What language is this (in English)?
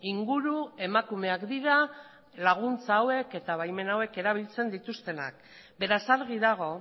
Basque